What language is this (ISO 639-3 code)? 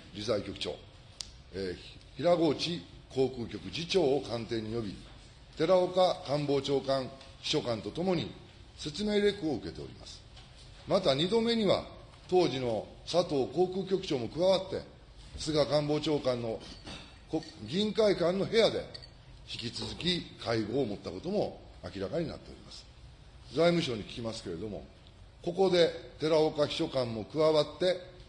jpn